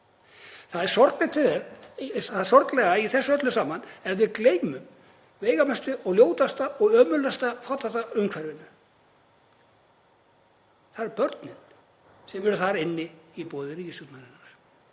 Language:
Icelandic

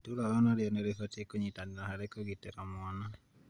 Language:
Kikuyu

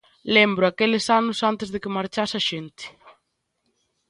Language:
Galician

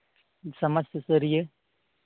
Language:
Santali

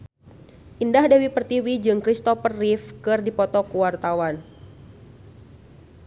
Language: Sundanese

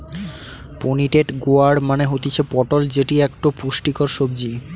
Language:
Bangla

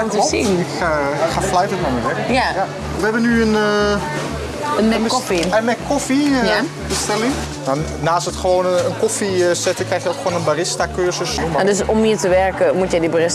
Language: Dutch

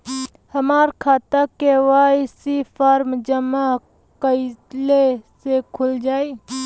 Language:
Bhojpuri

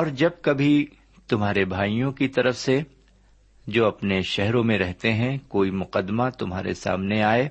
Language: Urdu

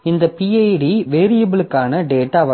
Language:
Tamil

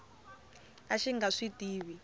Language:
Tsonga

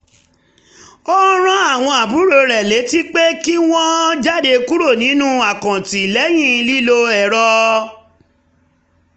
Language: Yoruba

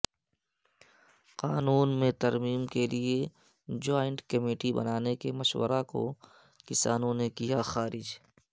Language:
Urdu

